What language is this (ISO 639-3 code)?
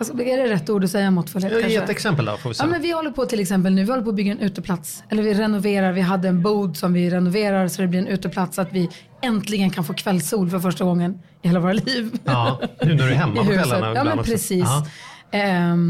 swe